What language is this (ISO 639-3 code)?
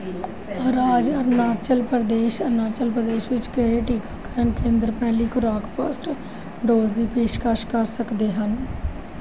pan